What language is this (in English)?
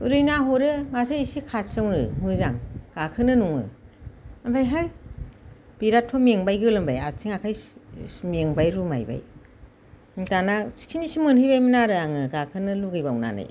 Bodo